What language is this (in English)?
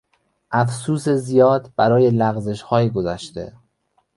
Persian